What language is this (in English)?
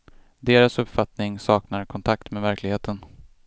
Swedish